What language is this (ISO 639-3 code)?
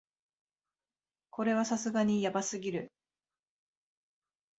jpn